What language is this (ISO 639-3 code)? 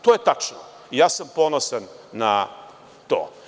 srp